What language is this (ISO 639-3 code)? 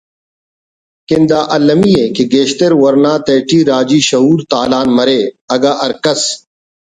brh